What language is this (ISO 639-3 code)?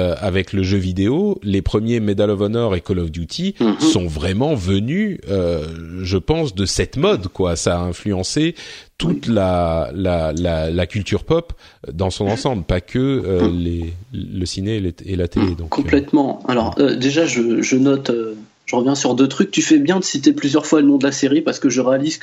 fra